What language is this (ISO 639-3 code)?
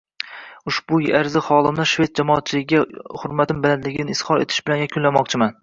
uzb